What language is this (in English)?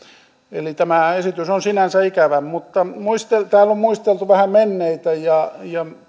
Finnish